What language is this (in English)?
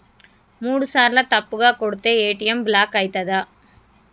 Telugu